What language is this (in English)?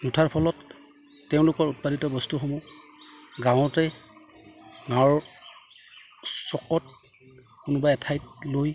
Assamese